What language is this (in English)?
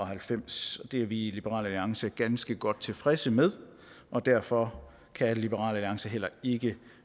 Danish